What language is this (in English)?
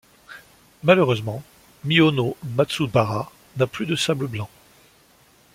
French